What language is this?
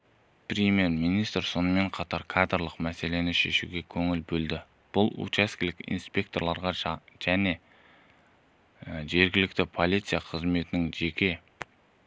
Kazakh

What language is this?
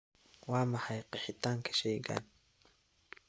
Somali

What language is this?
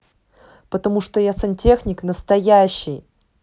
Russian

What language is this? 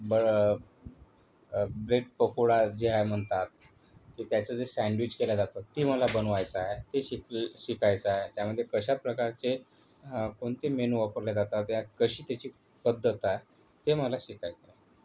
Marathi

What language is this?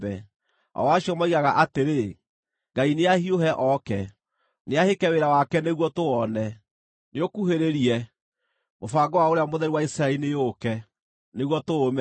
Kikuyu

